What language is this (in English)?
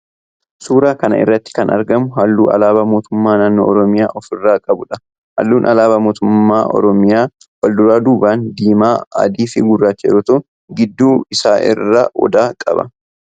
Oromo